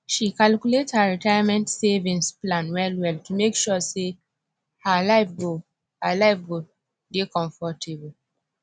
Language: Nigerian Pidgin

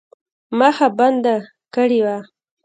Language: Pashto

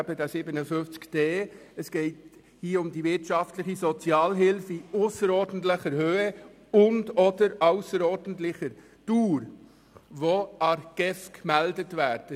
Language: Swiss German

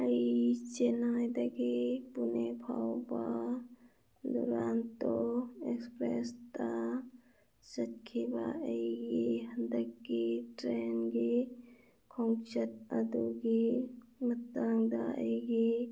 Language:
Manipuri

